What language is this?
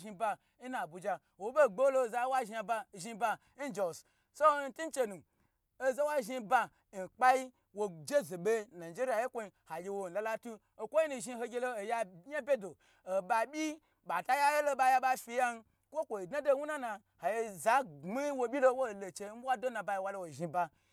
Gbagyi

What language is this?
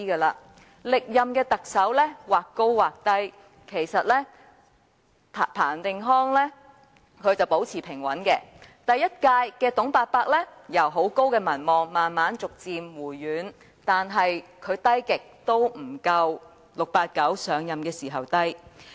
Cantonese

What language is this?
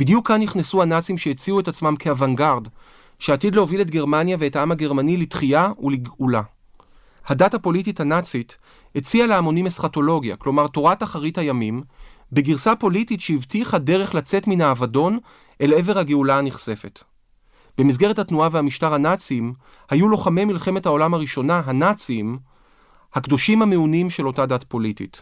Hebrew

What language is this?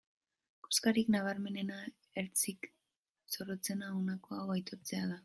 Basque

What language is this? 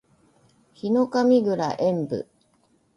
Japanese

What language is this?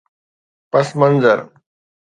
Sindhi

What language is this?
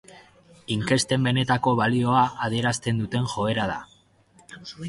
Basque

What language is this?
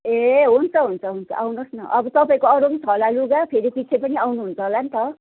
Nepali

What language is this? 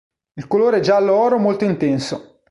Italian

